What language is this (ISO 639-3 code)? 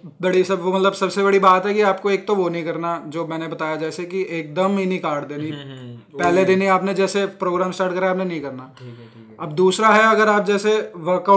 hin